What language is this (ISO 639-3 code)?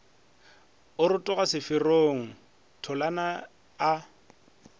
nso